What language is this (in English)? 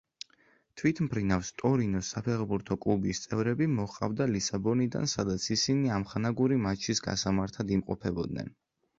Georgian